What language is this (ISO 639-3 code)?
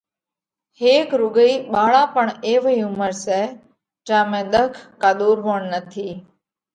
kvx